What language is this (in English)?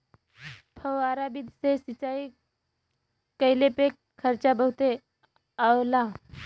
Bhojpuri